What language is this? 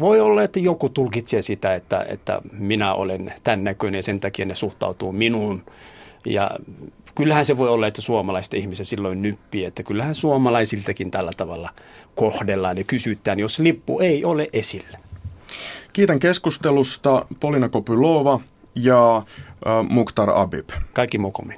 Finnish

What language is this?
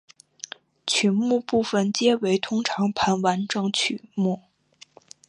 Chinese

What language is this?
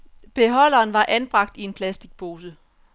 Danish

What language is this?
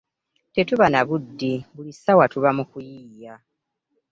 Ganda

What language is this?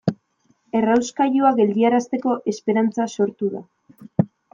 Basque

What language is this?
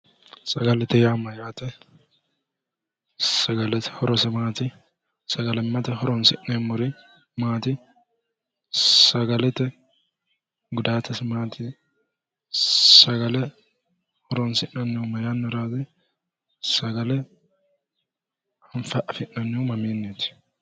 Sidamo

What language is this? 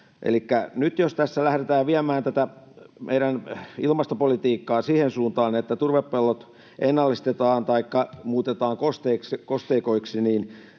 Finnish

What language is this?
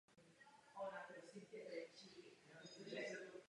Czech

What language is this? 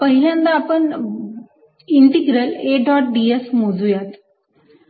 Marathi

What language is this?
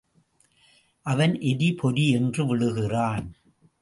Tamil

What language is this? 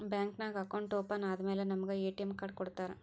Kannada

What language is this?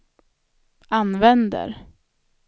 Swedish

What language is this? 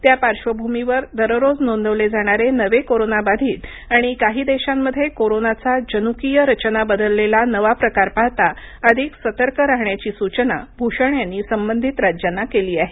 Marathi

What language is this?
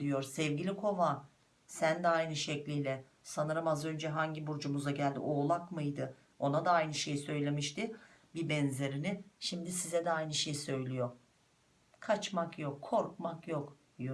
Turkish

